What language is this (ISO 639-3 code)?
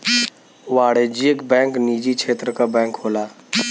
bho